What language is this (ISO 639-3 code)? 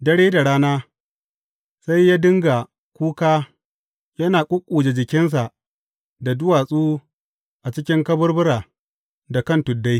hau